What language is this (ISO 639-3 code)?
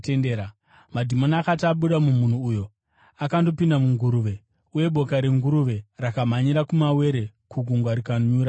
sna